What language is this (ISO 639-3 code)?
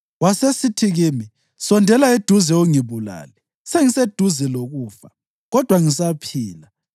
nde